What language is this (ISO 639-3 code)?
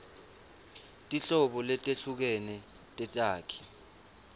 ssw